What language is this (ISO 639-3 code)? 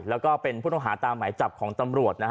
tha